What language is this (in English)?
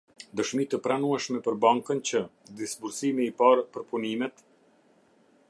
Albanian